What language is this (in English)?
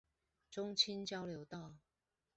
Chinese